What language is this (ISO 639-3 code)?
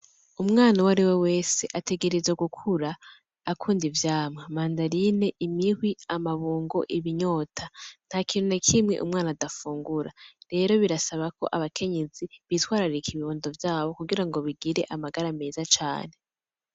run